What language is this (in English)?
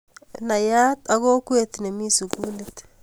Kalenjin